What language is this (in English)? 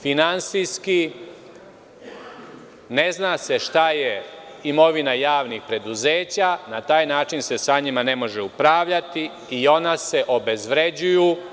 Serbian